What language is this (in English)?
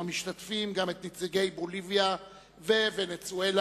Hebrew